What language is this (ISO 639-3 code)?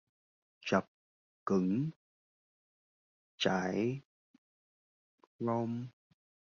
vie